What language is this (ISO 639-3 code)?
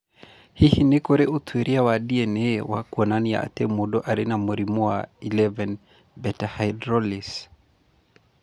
kik